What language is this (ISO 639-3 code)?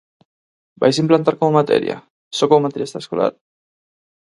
glg